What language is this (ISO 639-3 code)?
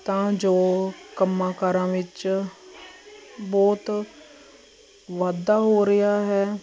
pan